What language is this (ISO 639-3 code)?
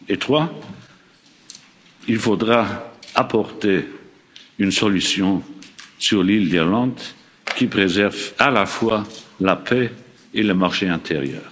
fra